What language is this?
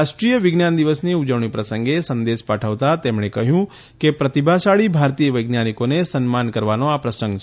Gujarati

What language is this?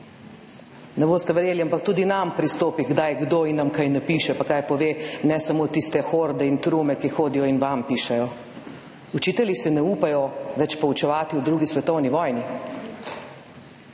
Slovenian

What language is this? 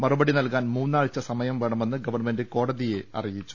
Malayalam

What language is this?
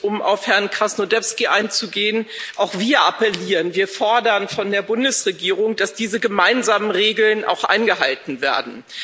German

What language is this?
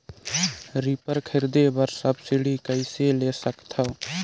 Chhattisgarhi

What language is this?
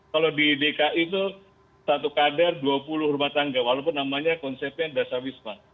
Indonesian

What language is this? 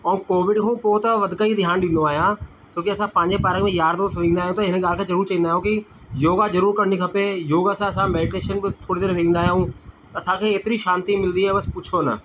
Sindhi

